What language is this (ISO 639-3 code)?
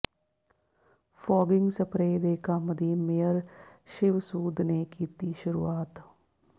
pan